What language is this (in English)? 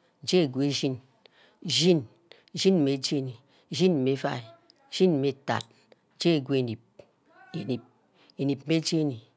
Ubaghara